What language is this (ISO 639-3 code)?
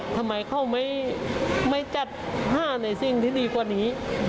tha